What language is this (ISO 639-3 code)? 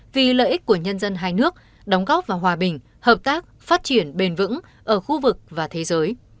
vie